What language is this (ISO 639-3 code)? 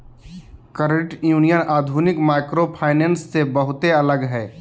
mag